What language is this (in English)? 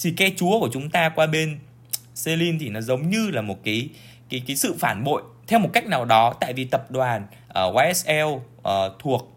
Vietnamese